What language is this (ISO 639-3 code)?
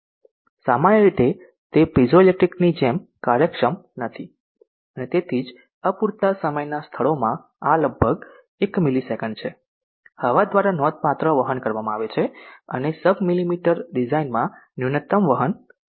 guj